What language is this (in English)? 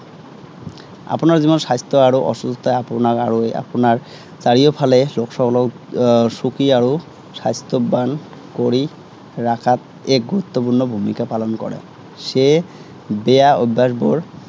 Assamese